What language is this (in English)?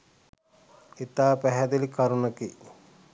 Sinhala